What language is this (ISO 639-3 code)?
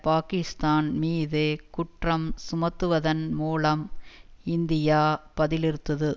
tam